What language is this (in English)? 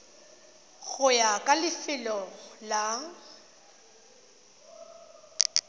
Tswana